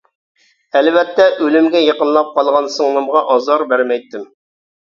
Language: Uyghur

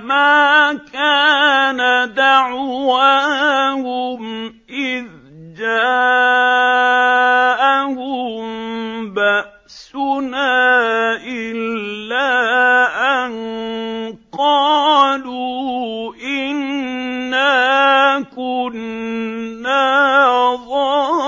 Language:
Arabic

